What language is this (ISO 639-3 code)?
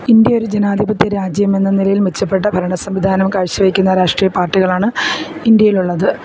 mal